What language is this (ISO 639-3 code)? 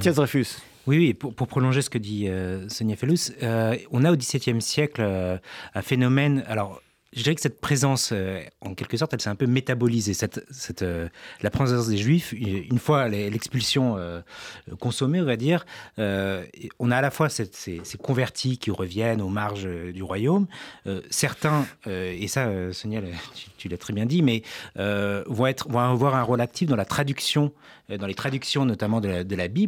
fra